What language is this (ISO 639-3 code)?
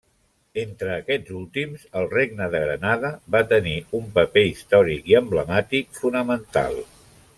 cat